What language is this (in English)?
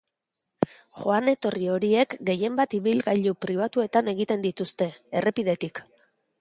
Basque